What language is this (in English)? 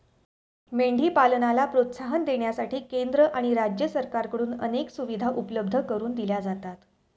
Marathi